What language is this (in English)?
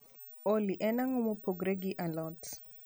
Luo (Kenya and Tanzania)